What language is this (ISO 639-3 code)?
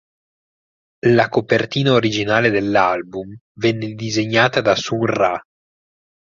ita